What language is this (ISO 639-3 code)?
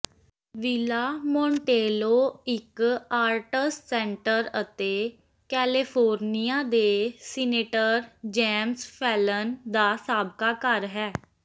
pan